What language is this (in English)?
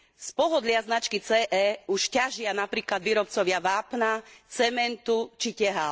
Slovak